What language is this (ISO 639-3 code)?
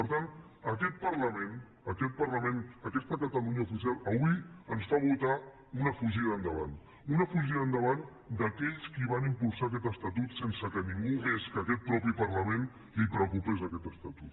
cat